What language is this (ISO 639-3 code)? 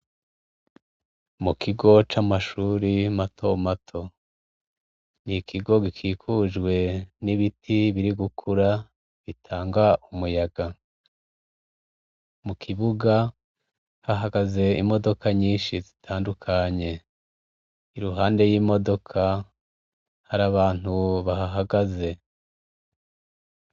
run